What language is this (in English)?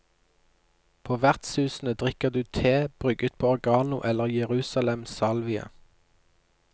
Norwegian